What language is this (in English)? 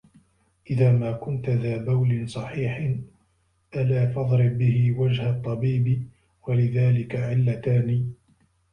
Arabic